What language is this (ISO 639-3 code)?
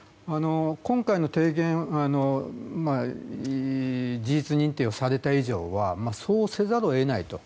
jpn